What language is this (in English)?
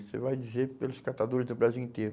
Portuguese